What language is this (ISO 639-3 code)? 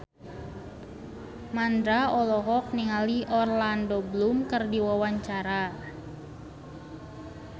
sun